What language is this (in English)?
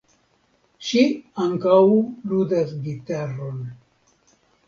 Esperanto